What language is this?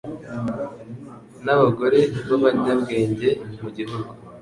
Kinyarwanda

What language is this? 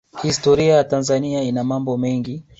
Swahili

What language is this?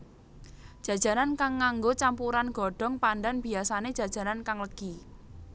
Javanese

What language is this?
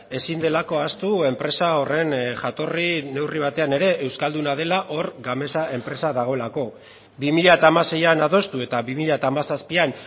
Basque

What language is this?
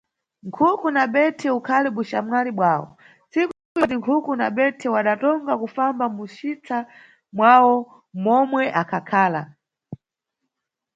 Nyungwe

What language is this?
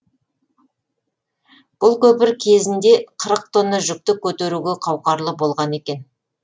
Kazakh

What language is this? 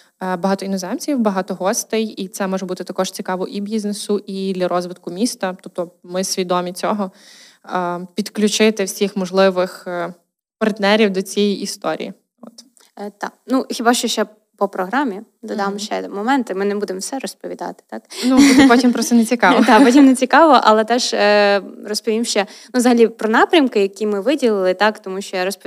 Ukrainian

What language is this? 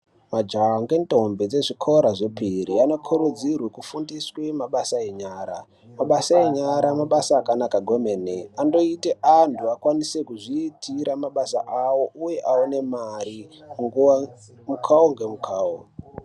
Ndau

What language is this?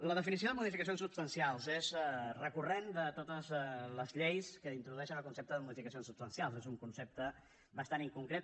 Catalan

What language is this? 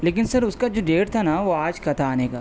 Urdu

